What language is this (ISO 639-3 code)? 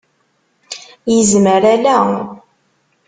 kab